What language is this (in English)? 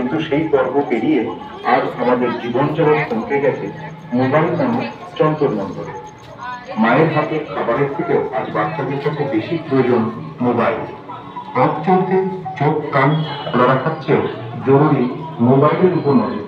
Romanian